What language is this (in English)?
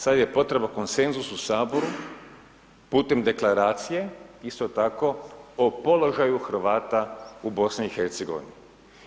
Croatian